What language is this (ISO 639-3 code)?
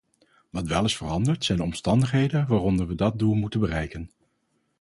nld